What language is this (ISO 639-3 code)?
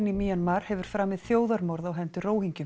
isl